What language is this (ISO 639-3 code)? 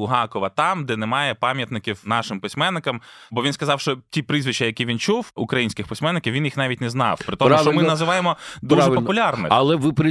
ukr